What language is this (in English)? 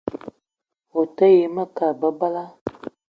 Eton (Cameroon)